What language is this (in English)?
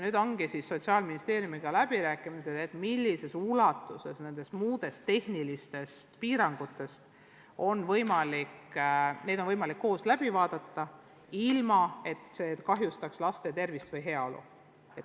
Estonian